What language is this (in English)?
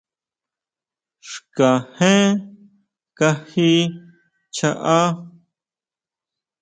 Huautla Mazatec